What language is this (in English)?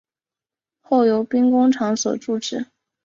Chinese